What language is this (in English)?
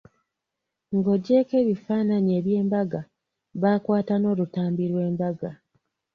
Ganda